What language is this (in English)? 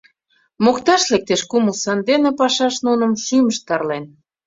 Mari